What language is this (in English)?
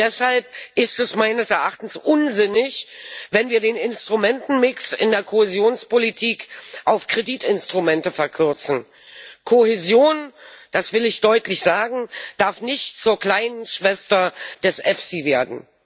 German